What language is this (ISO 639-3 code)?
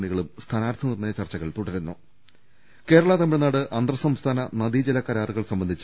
mal